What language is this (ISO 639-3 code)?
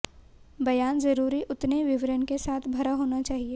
hin